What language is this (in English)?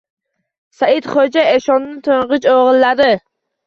Uzbek